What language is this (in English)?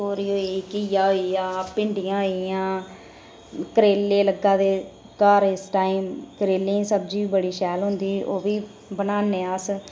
Dogri